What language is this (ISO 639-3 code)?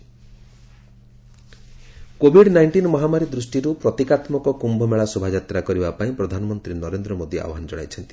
ori